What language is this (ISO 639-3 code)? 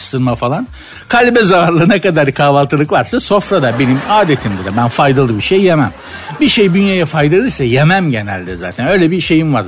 tur